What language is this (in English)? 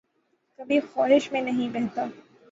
Urdu